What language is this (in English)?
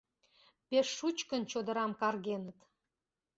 Mari